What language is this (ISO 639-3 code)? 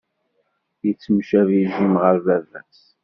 kab